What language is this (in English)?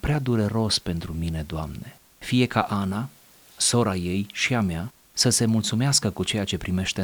Romanian